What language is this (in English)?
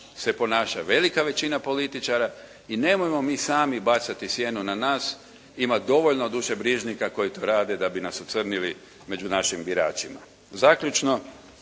Croatian